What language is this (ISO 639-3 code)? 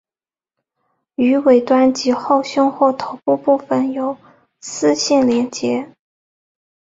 zho